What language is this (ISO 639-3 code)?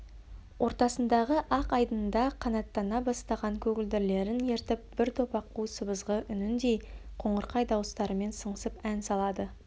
kaz